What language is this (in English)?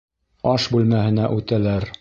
Bashkir